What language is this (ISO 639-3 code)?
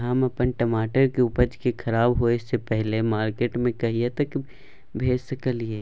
mai